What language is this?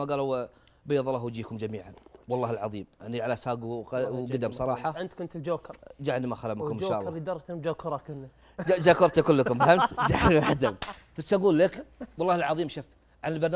Arabic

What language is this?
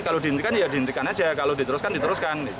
Indonesian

